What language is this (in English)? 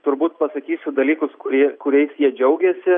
Lithuanian